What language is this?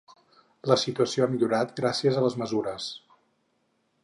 Catalan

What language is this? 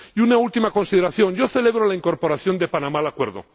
Spanish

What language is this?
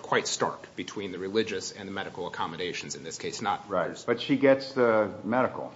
English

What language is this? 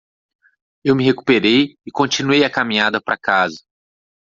Portuguese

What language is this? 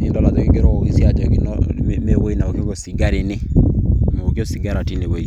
Masai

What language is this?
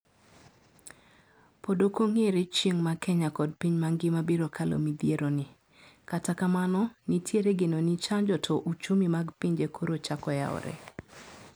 Luo (Kenya and Tanzania)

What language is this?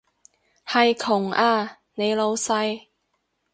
Cantonese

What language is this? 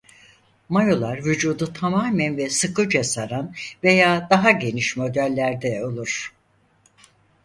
Turkish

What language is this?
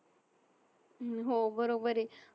Marathi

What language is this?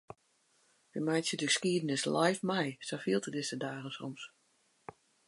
Western Frisian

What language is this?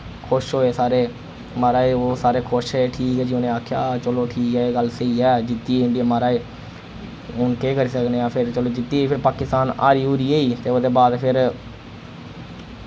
Dogri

